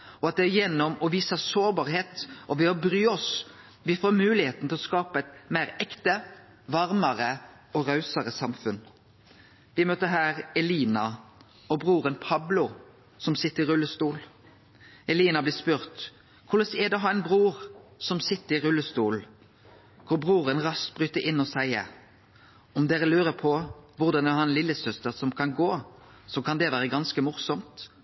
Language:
Norwegian Nynorsk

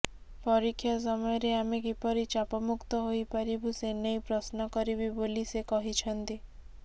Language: Odia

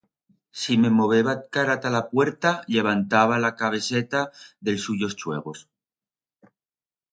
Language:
Aragonese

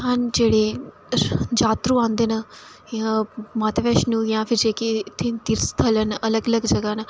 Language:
Dogri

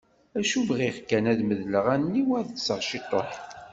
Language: Kabyle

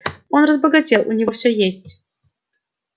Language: Russian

